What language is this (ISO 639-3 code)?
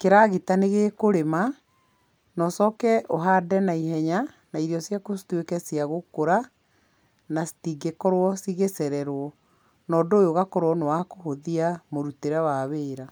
kik